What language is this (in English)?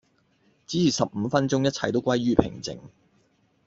Cantonese